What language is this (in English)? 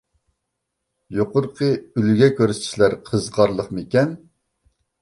Uyghur